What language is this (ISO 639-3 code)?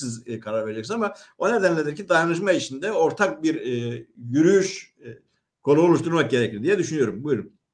tur